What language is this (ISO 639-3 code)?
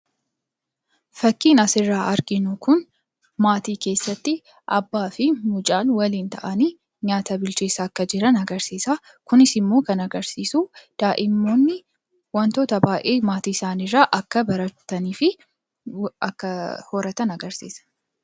orm